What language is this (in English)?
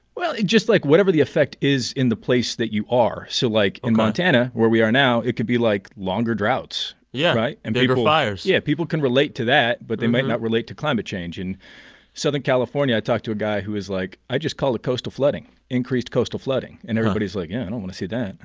English